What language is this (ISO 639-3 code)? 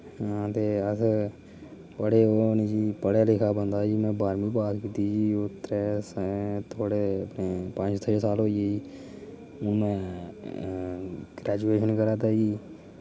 doi